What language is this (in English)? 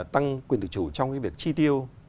Vietnamese